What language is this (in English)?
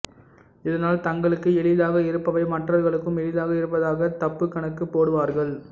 Tamil